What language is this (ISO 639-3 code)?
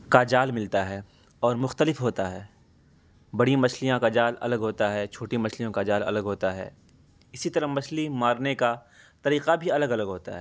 urd